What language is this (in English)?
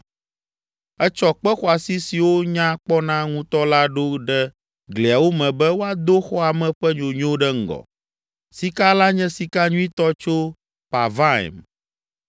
Ewe